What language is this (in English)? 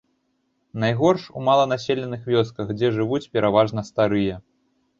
Belarusian